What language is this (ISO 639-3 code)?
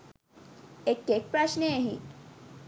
sin